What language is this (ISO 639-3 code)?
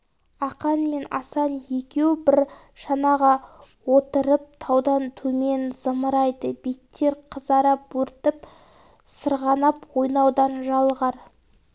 kaz